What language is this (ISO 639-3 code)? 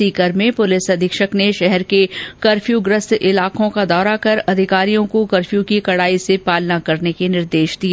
hin